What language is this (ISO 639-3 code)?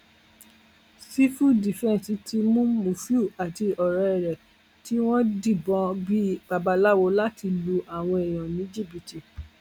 yor